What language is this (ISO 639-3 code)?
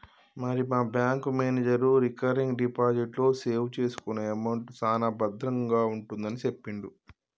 tel